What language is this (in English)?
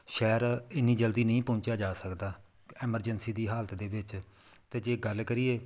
Punjabi